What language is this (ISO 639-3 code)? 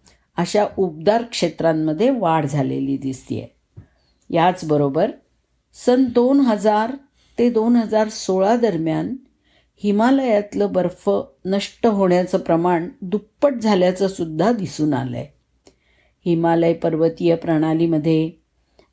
mar